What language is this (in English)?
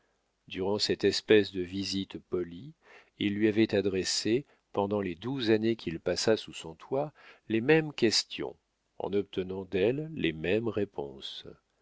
French